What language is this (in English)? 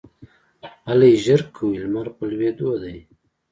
Pashto